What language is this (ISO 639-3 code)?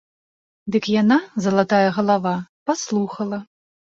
bel